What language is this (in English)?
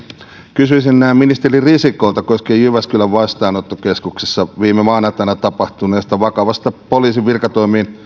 Finnish